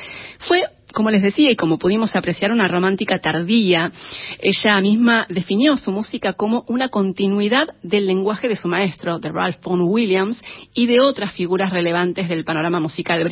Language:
Spanish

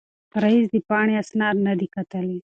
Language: Pashto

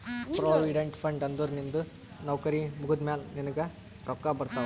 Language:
Kannada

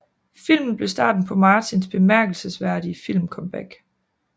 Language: Danish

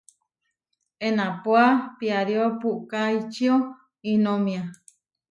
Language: Huarijio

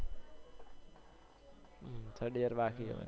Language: Gujarati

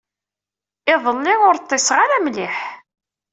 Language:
Kabyle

